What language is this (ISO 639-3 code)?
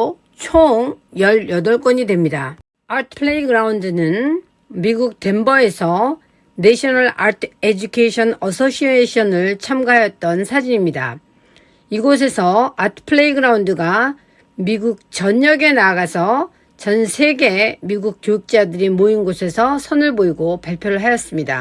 kor